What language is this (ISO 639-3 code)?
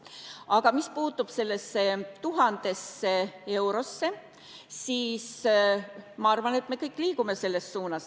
est